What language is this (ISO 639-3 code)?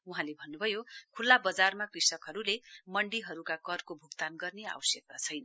nep